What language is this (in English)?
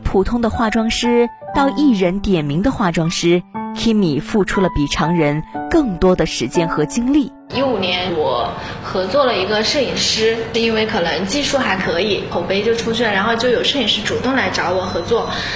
Chinese